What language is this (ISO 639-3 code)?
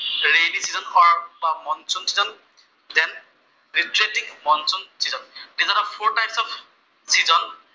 asm